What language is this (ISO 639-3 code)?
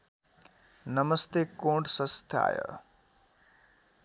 nep